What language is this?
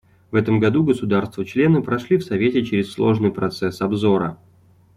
Russian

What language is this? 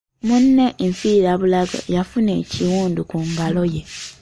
Ganda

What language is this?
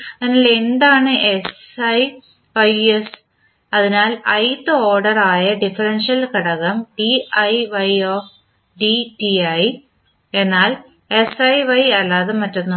Malayalam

